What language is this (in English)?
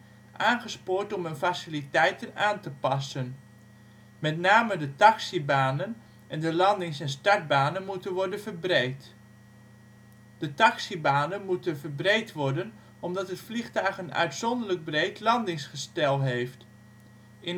Dutch